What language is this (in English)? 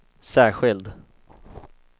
Swedish